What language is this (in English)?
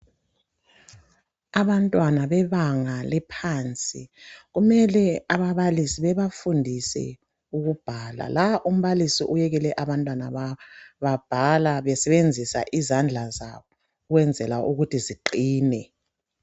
North Ndebele